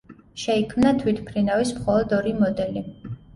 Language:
Georgian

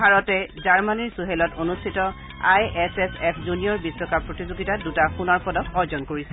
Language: Assamese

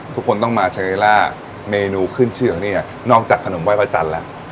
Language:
Thai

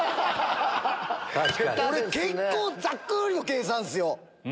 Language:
Japanese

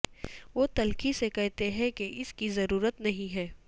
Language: Urdu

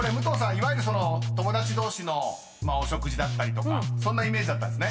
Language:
Japanese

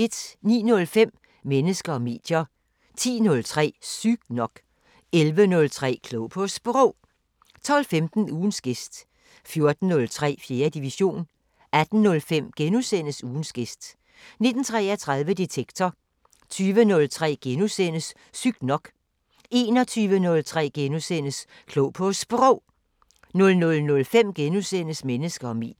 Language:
Danish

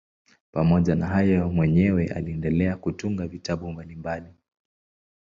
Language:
Swahili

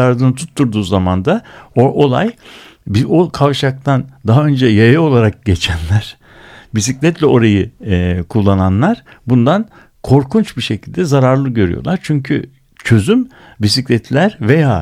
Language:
Turkish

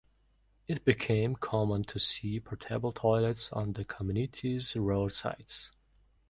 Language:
English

